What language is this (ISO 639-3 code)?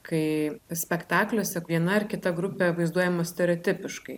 lit